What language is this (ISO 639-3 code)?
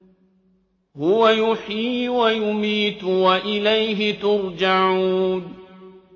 ara